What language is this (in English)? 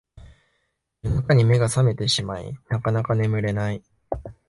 Japanese